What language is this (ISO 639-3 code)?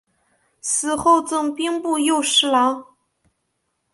zho